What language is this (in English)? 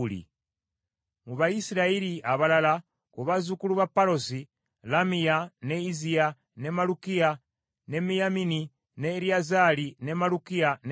Ganda